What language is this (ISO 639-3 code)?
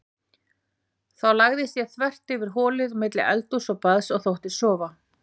isl